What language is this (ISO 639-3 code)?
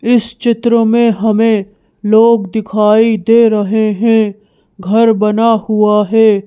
hin